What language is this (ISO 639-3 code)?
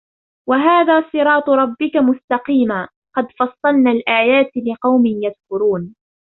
ara